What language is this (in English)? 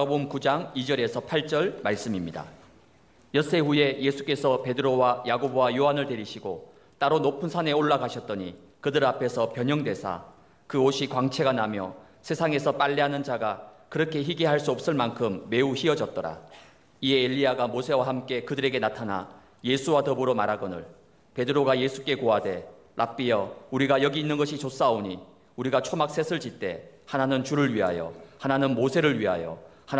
Korean